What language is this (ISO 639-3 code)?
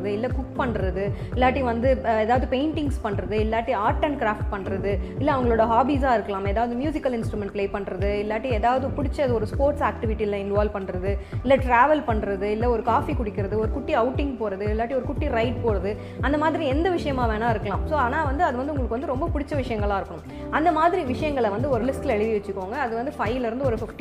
tam